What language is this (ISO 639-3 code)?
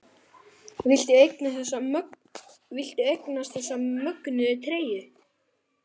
isl